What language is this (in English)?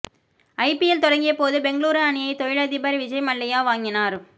Tamil